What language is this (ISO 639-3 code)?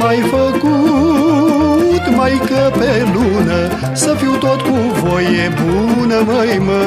ron